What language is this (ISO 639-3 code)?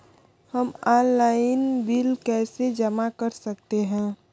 hin